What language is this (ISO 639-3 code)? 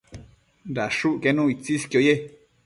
mcf